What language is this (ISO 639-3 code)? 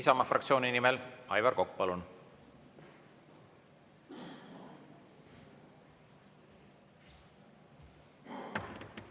est